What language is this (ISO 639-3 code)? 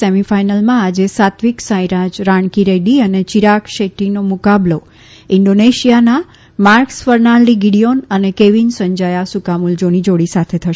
guj